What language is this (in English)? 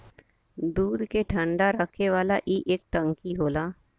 Bhojpuri